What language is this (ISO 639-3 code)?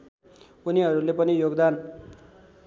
nep